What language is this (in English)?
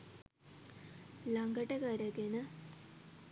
Sinhala